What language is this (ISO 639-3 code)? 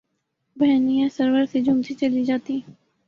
urd